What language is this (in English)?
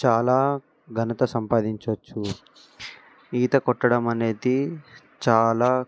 Telugu